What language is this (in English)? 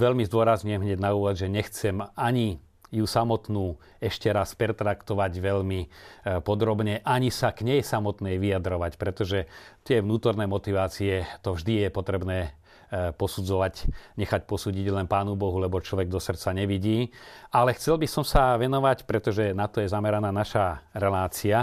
Slovak